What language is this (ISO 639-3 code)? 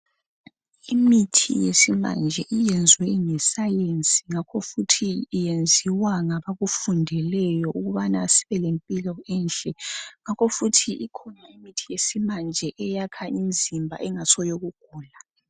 nde